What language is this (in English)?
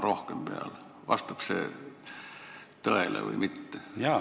Estonian